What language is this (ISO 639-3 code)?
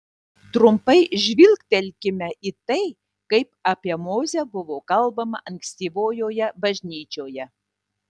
lit